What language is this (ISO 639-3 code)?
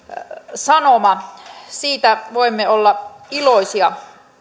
fin